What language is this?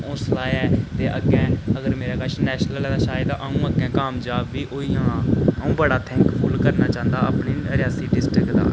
Dogri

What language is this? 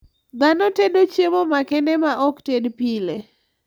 Luo (Kenya and Tanzania)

